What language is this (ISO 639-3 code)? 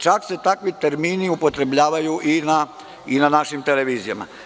srp